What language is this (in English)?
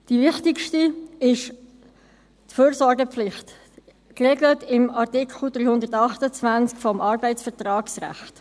Swiss German